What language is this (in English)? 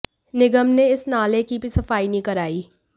Hindi